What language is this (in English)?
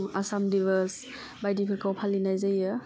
Bodo